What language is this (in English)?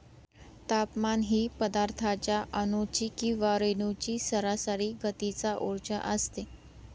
Marathi